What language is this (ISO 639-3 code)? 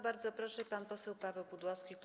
pol